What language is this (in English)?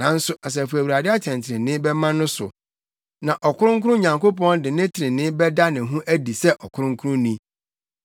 Akan